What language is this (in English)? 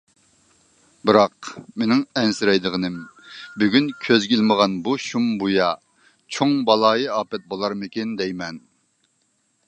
Uyghur